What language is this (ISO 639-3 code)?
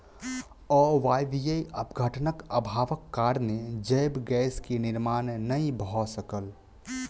mai